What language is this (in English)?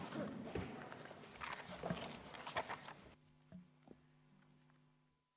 Estonian